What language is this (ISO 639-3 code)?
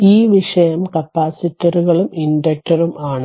mal